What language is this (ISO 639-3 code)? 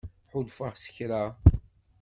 kab